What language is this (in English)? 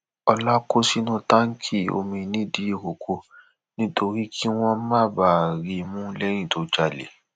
Yoruba